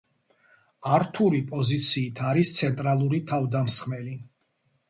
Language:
Georgian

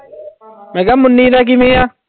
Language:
Punjabi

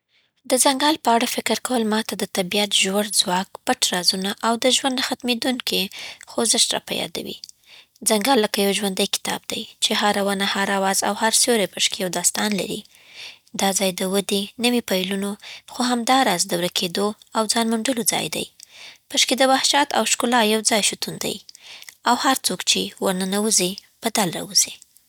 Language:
Southern Pashto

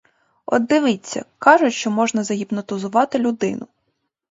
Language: Ukrainian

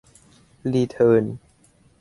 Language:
Thai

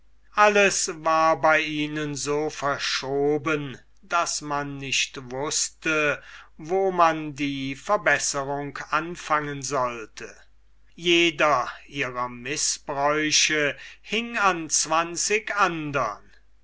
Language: German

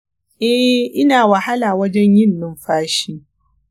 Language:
Hausa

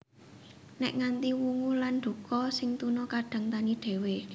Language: Javanese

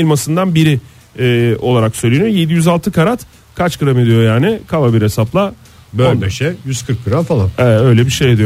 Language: Turkish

